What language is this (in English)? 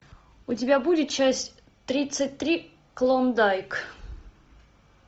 Russian